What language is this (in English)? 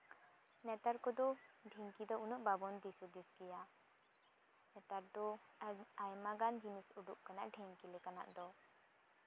Santali